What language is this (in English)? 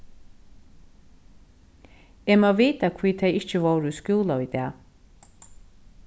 Faroese